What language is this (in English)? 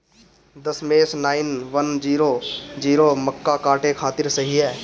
Bhojpuri